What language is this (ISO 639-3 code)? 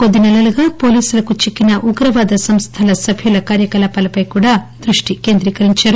tel